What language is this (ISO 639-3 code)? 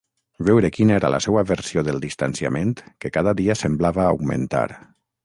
cat